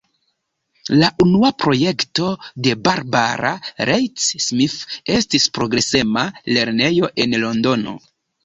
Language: Esperanto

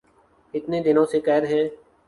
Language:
Urdu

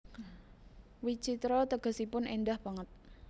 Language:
Javanese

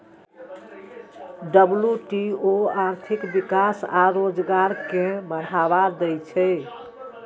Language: Maithili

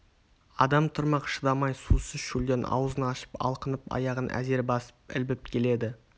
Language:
Kazakh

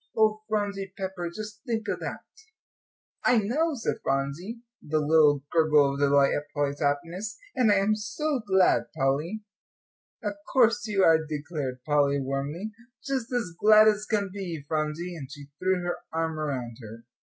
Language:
English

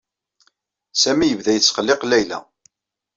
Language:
Kabyle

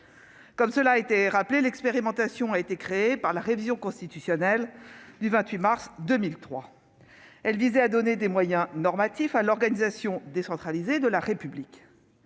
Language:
French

